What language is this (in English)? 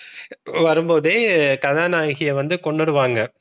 Tamil